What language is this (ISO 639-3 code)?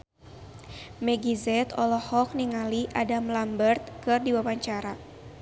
sun